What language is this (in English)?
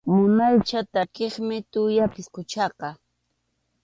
Arequipa-La Unión Quechua